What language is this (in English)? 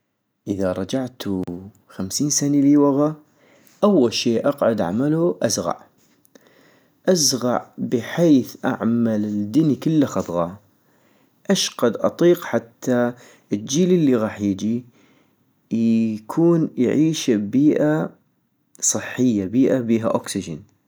North Mesopotamian Arabic